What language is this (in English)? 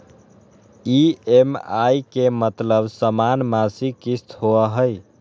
Magahi